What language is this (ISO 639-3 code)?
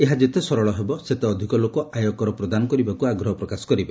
ori